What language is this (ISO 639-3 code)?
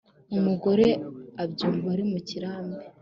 kin